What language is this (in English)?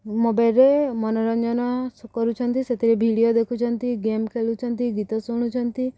Odia